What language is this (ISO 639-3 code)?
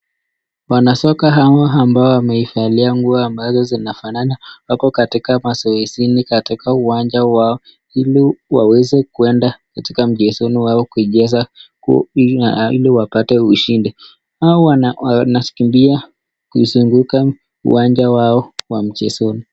swa